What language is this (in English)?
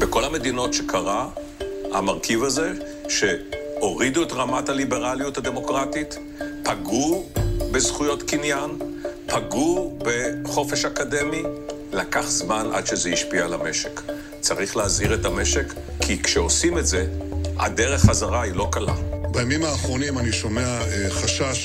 Hebrew